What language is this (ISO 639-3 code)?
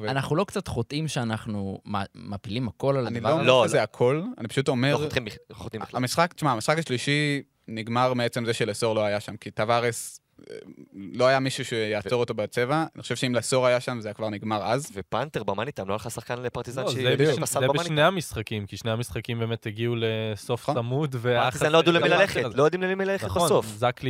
heb